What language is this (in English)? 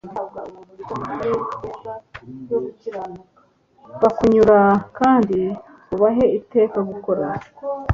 Kinyarwanda